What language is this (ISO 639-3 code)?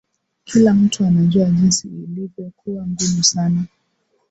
swa